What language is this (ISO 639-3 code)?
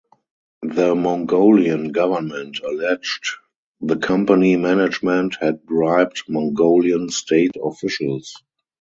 eng